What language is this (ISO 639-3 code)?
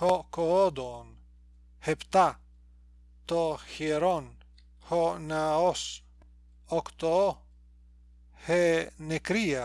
ell